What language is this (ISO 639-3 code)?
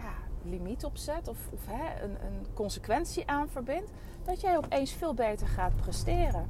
nld